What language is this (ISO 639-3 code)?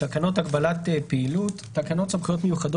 heb